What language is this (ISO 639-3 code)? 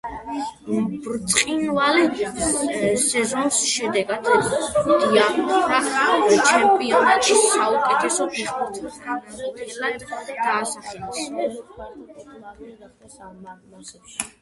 kat